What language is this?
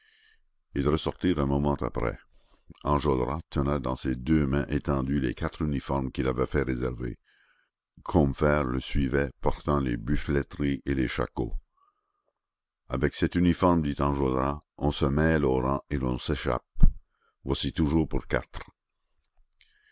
French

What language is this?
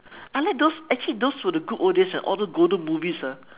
English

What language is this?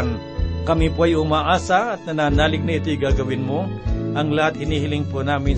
Filipino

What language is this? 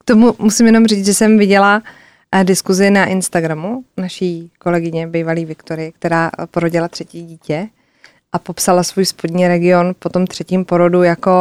Czech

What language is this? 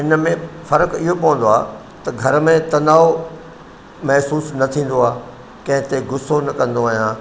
Sindhi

